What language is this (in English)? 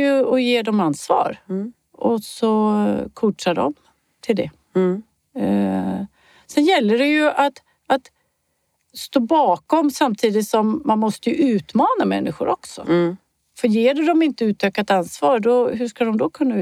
Swedish